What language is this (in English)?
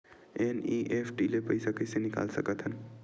Chhattisgarhi